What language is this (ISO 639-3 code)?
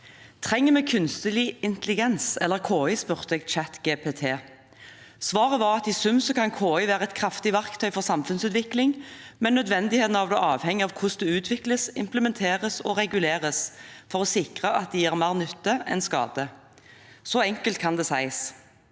nor